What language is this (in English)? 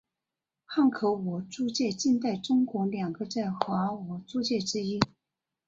Chinese